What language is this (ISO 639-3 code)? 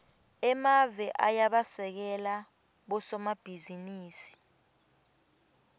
ssw